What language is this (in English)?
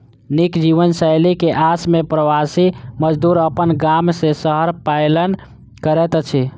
Maithili